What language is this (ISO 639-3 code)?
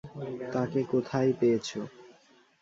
ben